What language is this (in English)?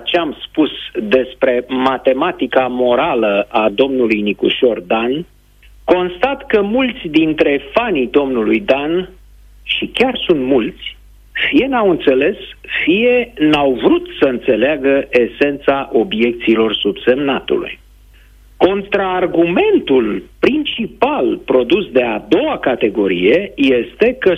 Romanian